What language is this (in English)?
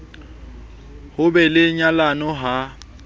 Southern Sotho